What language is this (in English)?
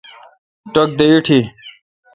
Kalkoti